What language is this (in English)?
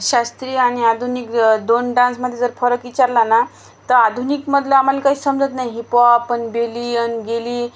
Marathi